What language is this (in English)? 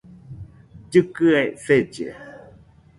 Nüpode Huitoto